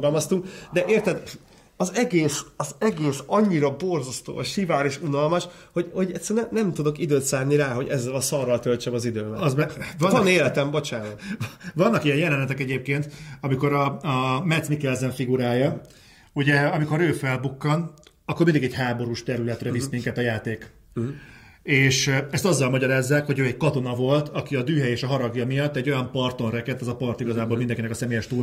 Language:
Hungarian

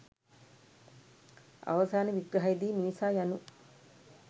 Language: Sinhala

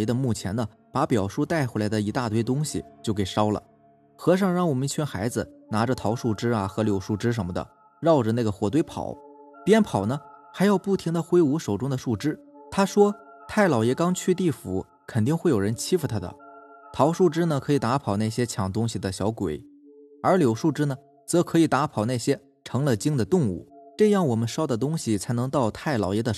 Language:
Chinese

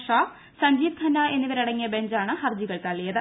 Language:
Malayalam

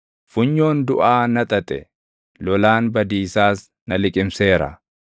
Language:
Oromo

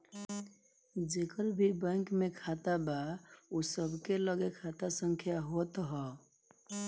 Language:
Bhojpuri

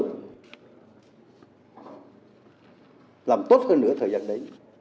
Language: Vietnamese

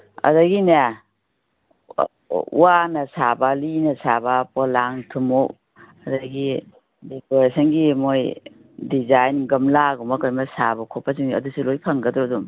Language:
Manipuri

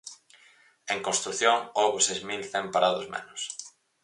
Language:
Galician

